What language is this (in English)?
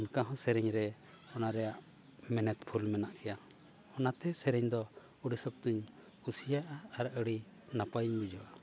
Santali